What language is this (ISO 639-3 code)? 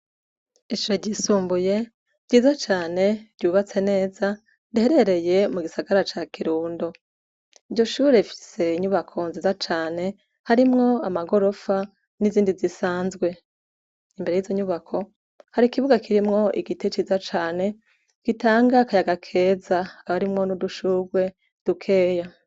run